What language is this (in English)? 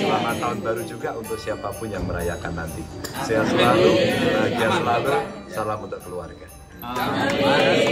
Indonesian